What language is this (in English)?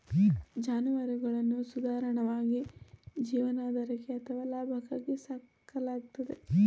Kannada